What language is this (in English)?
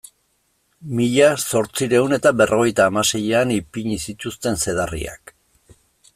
Basque